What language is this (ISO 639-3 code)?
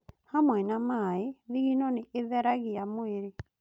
kik